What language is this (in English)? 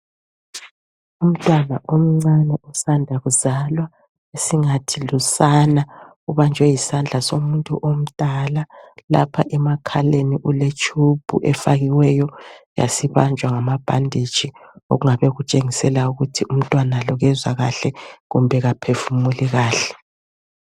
North Ndebele